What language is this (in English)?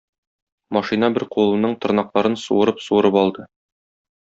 Tatar